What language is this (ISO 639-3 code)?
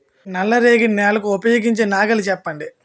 tel